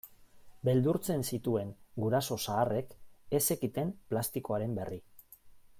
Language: Basque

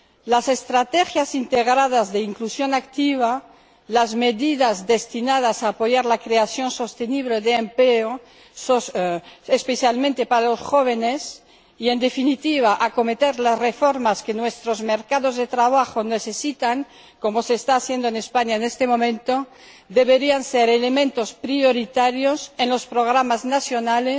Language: Spanish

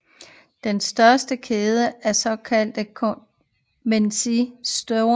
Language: Danish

